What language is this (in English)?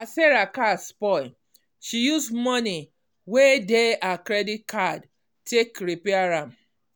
Nigerian Pidgin